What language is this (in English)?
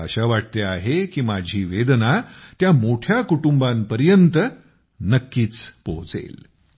Marathi